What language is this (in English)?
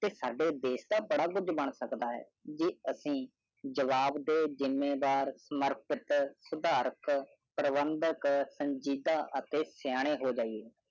Punjabi